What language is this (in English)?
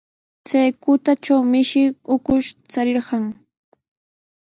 Sihuas Ancash Quechua